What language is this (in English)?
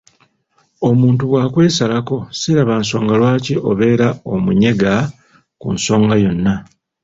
Ganda